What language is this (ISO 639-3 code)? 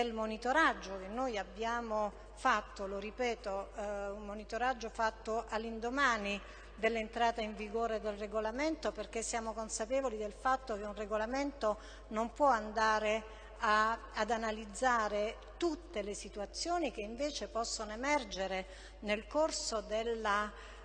ita